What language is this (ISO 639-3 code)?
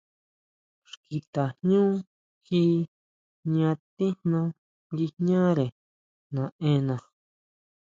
mau